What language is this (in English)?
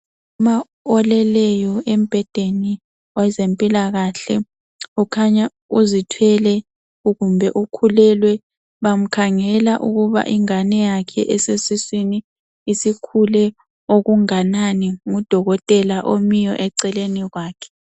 North Ndebele